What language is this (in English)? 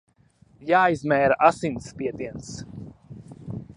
Latvian